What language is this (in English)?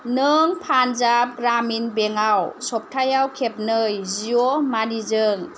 Bodo